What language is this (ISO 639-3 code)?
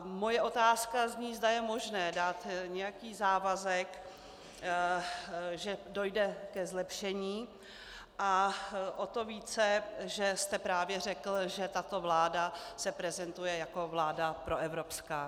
ces